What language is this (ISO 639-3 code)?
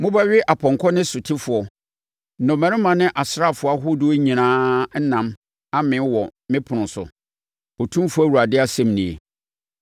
aka